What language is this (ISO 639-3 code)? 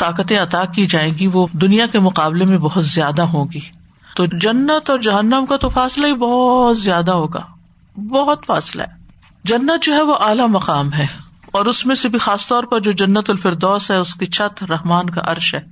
urd